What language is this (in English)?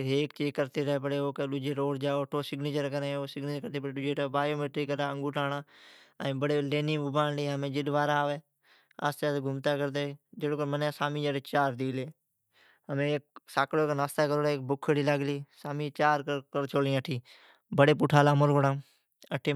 Od